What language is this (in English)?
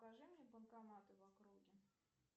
Russian